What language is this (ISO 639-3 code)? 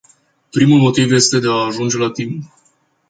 ron